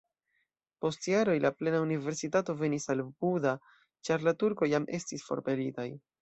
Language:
Esperanto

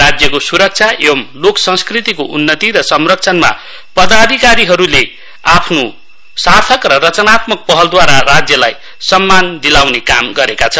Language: Nepali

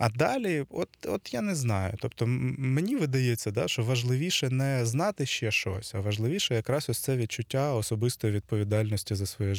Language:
Ukrainian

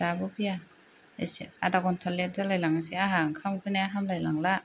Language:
Bodo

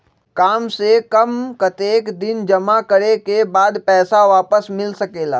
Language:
Magahi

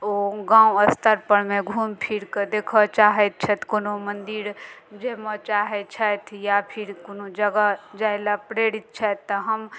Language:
Maithili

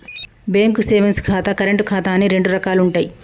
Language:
Telugu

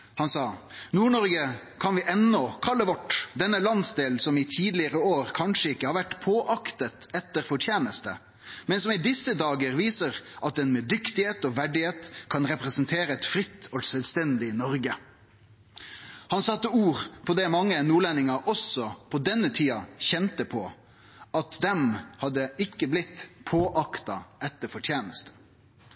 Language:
Norwegian Nynorsk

